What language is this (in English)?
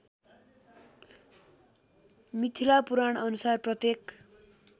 Nepali